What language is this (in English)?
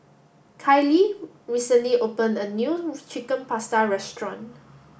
English